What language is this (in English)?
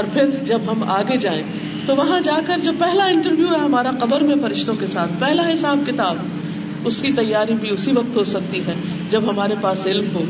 Urdu